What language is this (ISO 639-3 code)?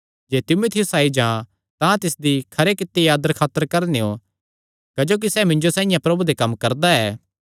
xnr